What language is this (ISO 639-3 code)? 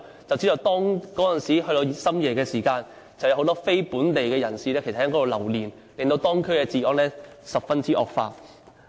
yue